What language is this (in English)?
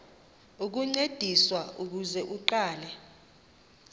Xhosa